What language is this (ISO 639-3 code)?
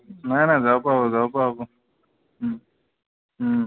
asm